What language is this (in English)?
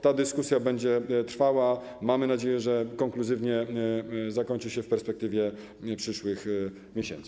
Polish